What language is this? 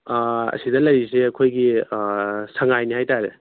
Manipuri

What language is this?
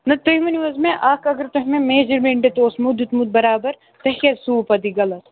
Kashmiri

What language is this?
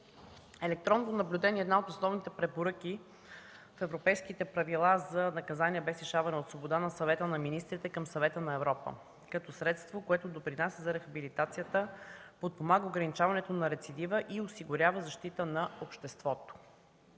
Bulgarian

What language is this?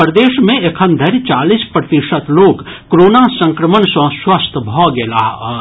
Maithili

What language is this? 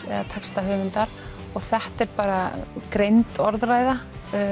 Icelandic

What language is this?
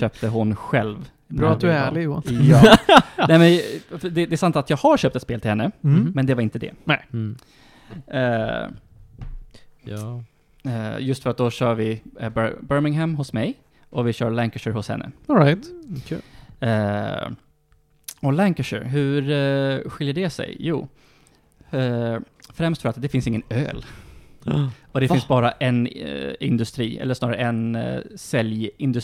Swedish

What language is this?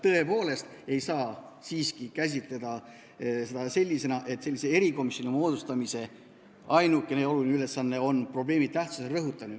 Estonian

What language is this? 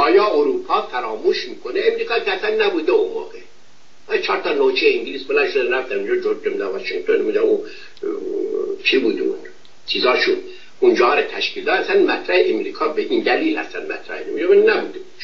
Persian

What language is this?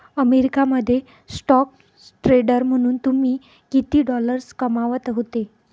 Marathi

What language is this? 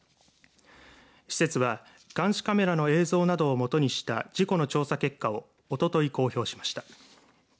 Japanese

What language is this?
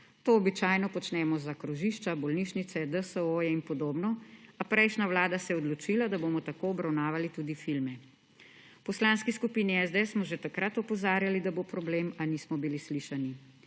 Slovenian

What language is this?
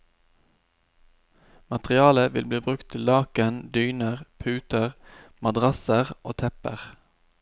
Norwegian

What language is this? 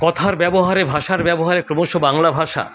Bangla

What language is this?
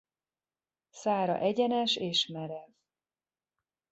Hungarian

